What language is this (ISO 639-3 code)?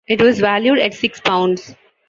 eng